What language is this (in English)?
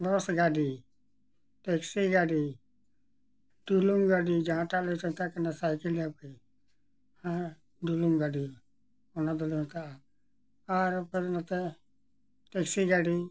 Santali